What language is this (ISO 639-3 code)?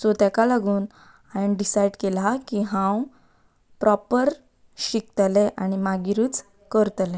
kok